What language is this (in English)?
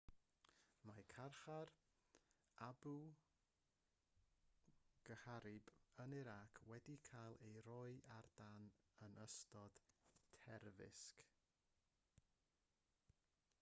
Welsh